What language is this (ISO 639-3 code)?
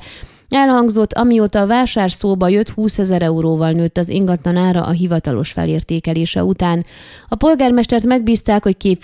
hun